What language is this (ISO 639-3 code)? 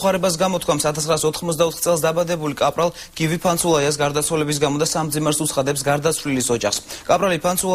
ron